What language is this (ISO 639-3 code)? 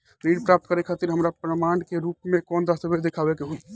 bho